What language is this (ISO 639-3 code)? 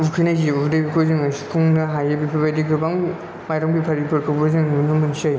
brx